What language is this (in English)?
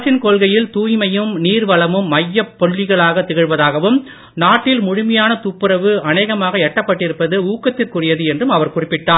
Tamil